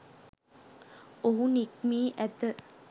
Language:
Sinhala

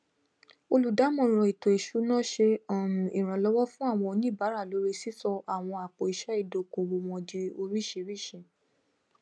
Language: Yoruba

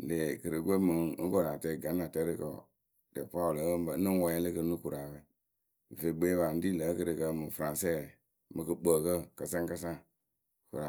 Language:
Akebu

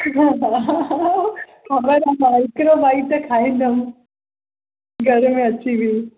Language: Sindhi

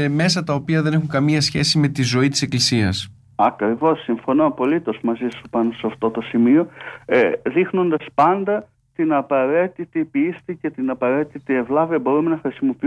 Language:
Greek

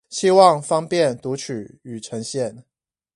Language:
Chinese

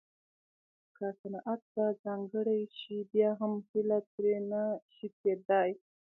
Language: Pashto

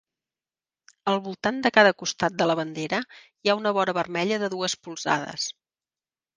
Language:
Catalan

